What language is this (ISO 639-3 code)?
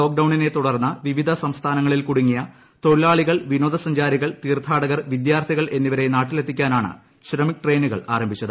mal